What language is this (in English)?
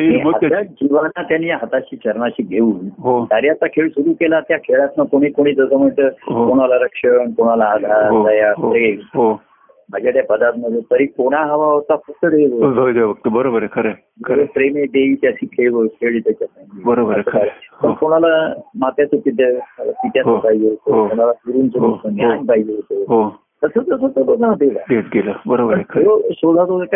Marathi